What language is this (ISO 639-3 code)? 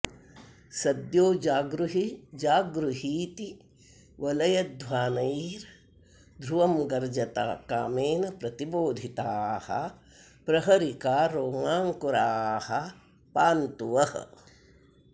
san